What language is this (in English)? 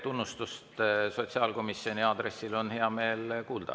Estonian